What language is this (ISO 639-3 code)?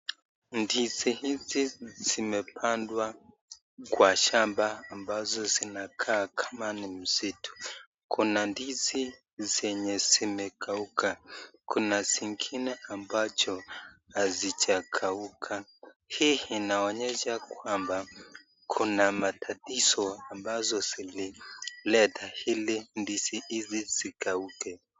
swa